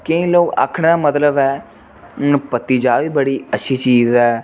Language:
Dogri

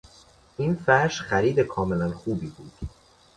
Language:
Persian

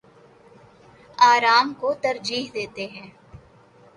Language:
Urdu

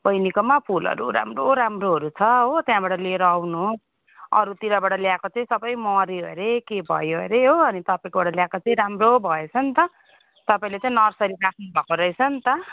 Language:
Nepali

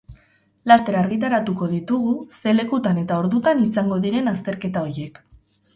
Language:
Basque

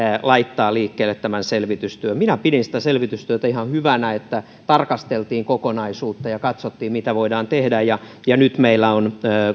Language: Finnish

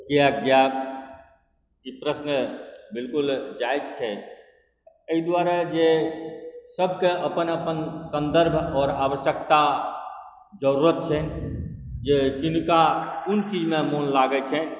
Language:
Maithili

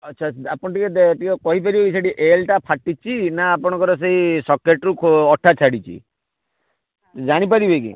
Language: Odia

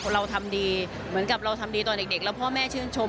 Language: Thai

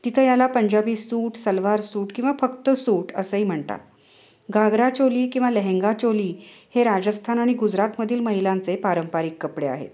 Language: Marathi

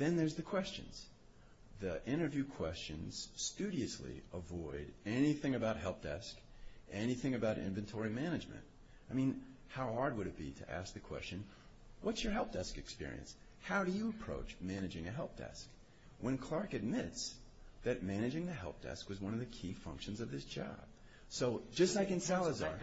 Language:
English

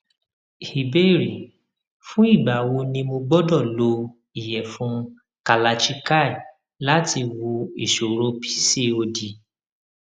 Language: Yoruba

